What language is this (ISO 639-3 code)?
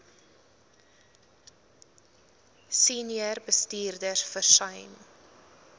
afr